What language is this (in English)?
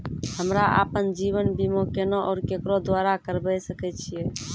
Maithili